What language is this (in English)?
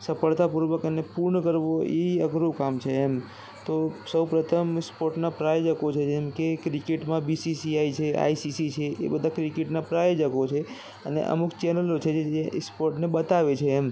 Gujarati